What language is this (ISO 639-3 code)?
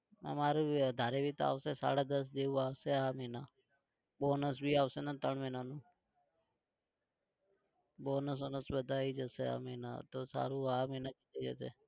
guj